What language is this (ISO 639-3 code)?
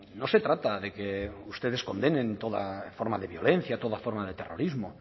spa